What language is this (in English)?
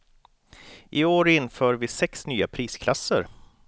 Swedish